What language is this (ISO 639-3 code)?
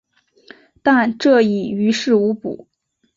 zho